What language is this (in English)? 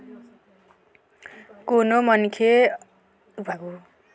Chhattisgarhi